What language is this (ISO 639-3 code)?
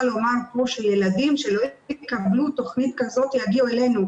heb